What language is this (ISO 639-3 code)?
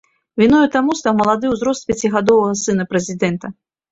bel